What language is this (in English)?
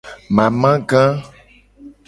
Gen